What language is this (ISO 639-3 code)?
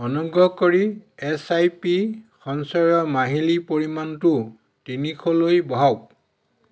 asm